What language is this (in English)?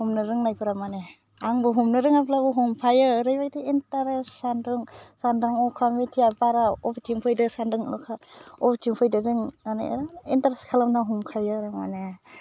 Bodo